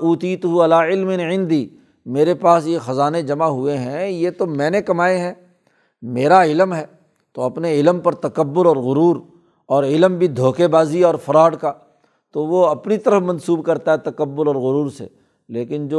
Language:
Urdu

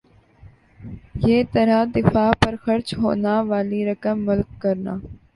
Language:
Urdu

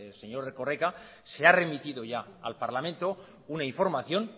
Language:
Spanish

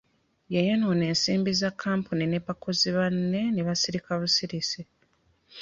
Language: Ganda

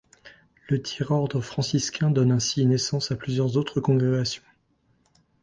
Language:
French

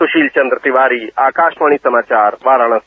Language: Hindi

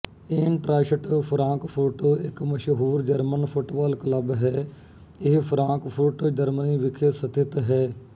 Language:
Punjabi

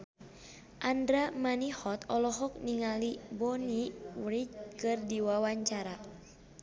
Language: Sundanese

